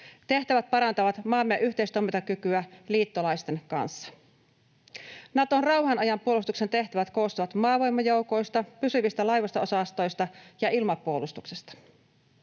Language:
Finnish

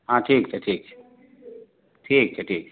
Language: Maithili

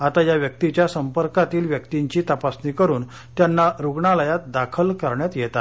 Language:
Marathi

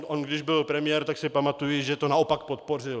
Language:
Czech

